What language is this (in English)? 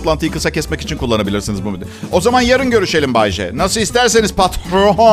Turkish